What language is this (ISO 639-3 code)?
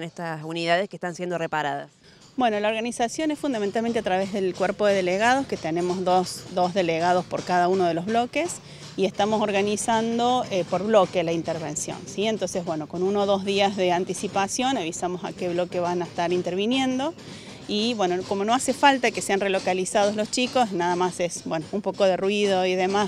spa